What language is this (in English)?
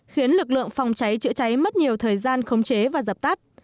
Vietnamese